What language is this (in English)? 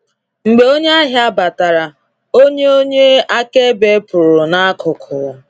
Igbo